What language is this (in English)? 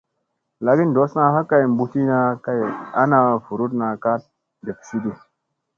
Musey